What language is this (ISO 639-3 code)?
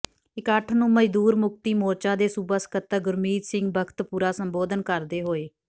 pan